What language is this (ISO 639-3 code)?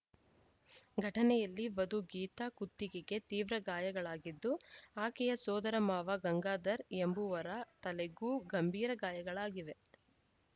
kan